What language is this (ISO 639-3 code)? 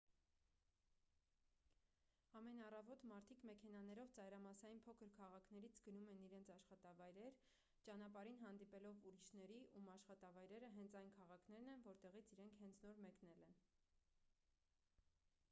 hye